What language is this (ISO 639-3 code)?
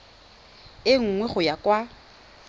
tsn